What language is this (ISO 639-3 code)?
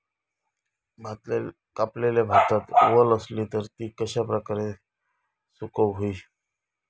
mar